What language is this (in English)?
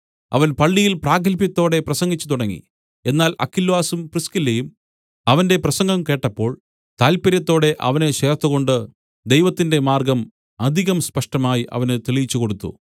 Malayalam